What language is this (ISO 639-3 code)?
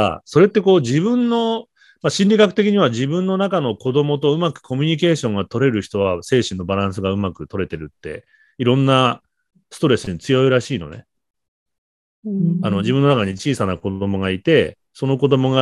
jpn